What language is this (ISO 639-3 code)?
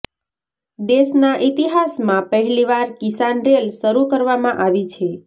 guj